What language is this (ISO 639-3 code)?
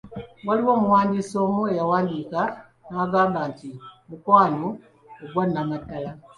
lug